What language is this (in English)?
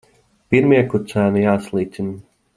Latvian